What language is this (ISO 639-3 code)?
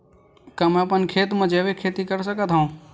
hne